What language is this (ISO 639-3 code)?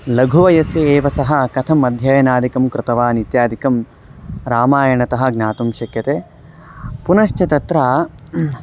san